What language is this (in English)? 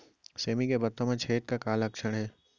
Chhattisgarhi